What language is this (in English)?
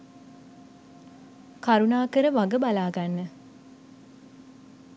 Sinhala